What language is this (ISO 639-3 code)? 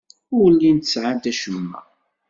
kab